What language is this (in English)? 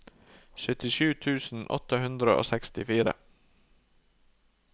Norwegian